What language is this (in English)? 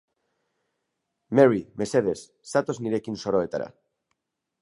Basque